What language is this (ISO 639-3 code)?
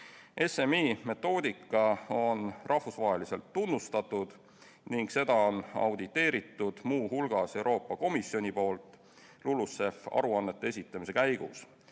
est